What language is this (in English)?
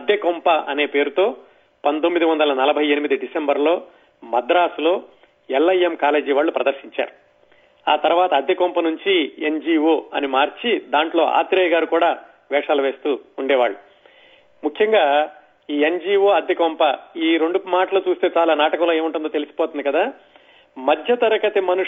Telugu